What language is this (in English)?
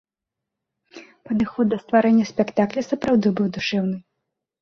Belarusian